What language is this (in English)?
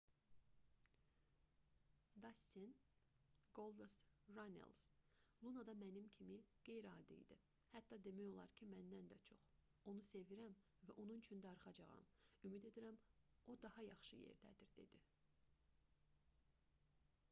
Azerbaijani